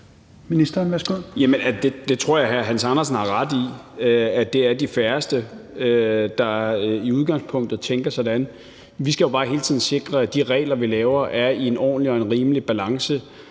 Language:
Danish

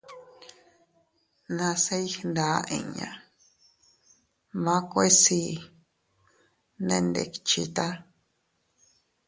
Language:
Teutila Cuicatec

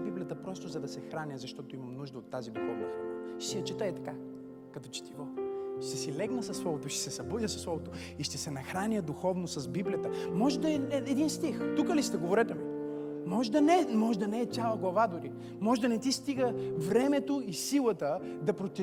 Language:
Bulgarian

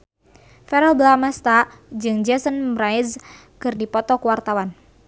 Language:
Sundanese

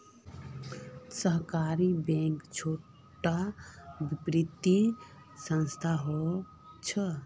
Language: Magahi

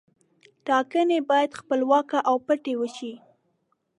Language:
Pashto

